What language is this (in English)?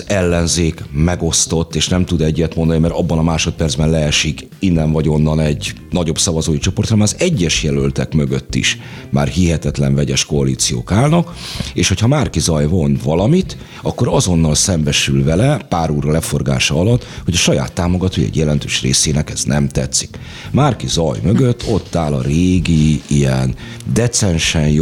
Hungarian